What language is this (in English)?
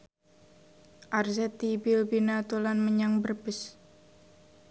Javanese